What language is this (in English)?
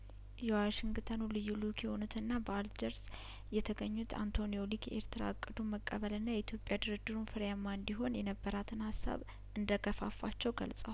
Amharic